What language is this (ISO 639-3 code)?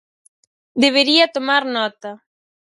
glg